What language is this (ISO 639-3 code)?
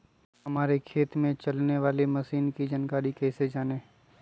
mag